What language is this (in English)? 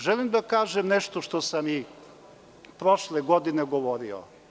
Serbian